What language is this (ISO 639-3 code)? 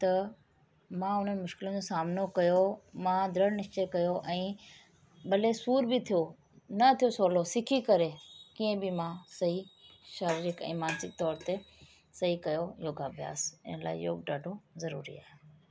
snd